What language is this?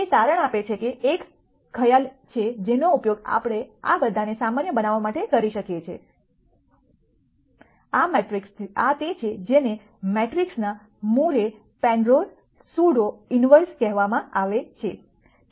Gujarati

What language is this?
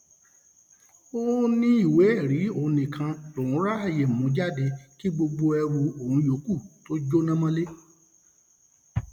Yoruba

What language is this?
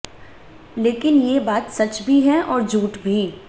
Hindi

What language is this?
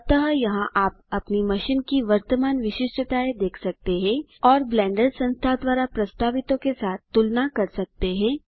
Hindi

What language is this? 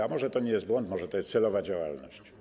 Polish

